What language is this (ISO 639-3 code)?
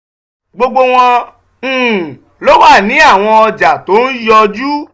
yor